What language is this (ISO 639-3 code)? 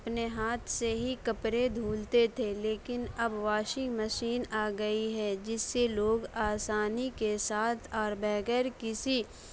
urd